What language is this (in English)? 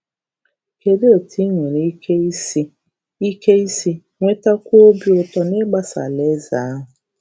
Igbo